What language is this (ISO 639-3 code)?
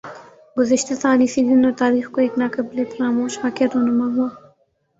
urd